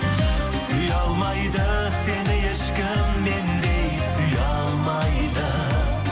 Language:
Kazakh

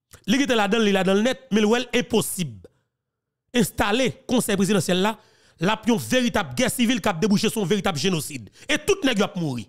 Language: French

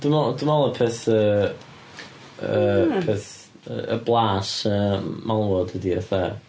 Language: Welsh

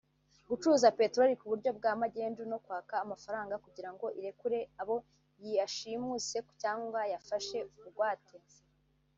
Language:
Kinyarwanda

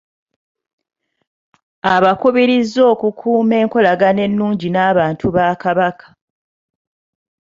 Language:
Ganda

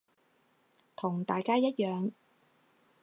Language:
Cantonese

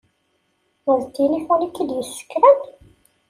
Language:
Kabyle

